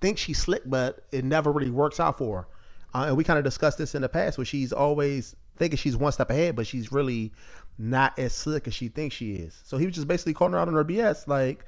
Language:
English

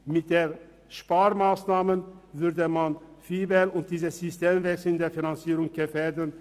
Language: Swiss German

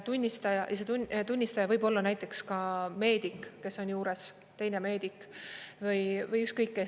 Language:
Estonian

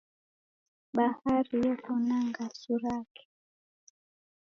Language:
Taita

